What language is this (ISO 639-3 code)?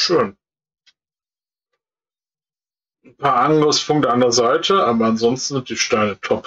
deu